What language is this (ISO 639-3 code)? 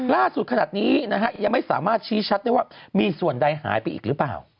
tha